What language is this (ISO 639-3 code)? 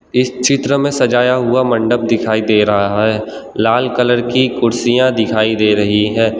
hin